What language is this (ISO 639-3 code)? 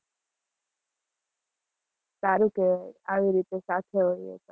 guj